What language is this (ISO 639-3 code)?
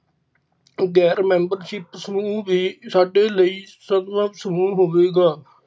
pan